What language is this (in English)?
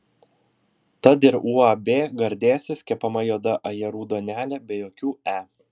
Lithuanian